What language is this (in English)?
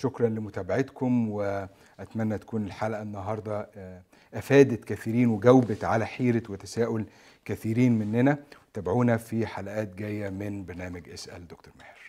Arabic